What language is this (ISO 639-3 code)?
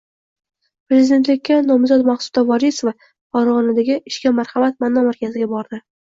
uzb